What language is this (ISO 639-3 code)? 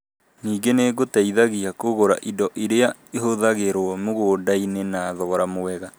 kik